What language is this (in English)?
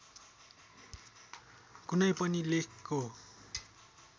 Nepali